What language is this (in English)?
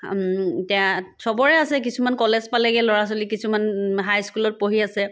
Assamese